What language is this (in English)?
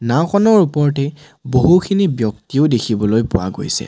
Assamese